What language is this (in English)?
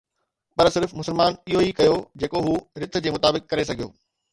Sindhi